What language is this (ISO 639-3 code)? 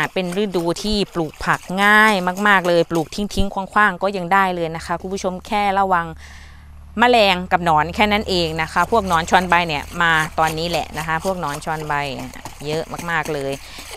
tha